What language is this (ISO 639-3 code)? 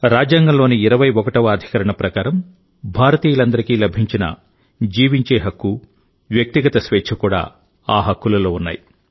tel